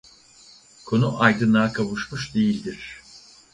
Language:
Turkish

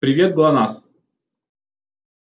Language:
Russian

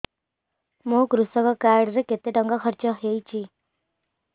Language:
Odia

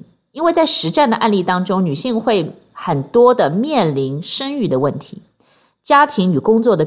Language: Chinese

